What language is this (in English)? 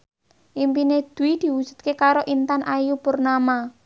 Javanese